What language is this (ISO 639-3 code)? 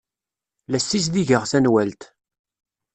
kab